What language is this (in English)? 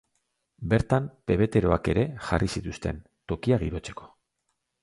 Basque